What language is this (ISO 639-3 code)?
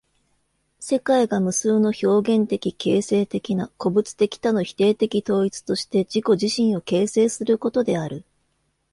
jpn